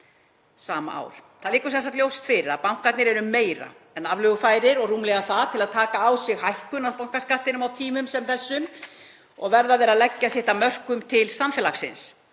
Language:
Icelandic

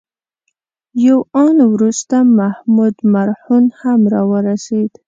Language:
Pashto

